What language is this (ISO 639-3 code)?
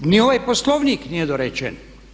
hrv